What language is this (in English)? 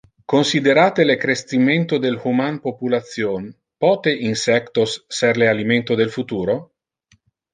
Interlingua